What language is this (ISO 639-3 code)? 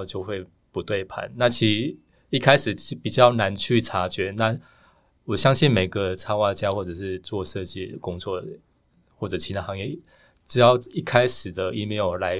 zho